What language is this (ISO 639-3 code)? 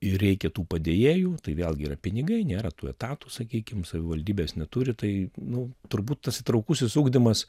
lit